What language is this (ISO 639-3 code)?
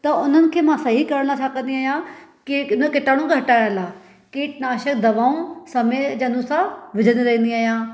snd